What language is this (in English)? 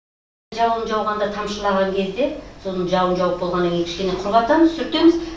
Kazakh